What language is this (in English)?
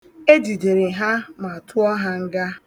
Igbo